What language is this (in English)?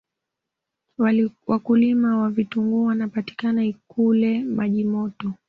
Swahili